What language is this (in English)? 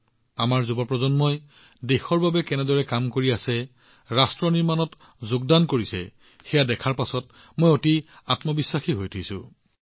Assamese